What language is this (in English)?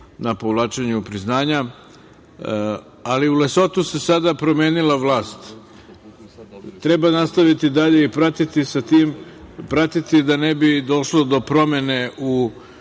Serbian